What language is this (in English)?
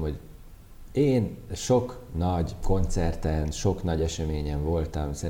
Hungarian